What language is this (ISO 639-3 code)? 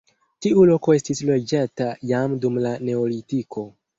epo